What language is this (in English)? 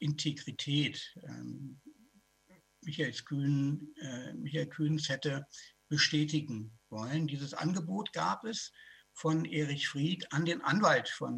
German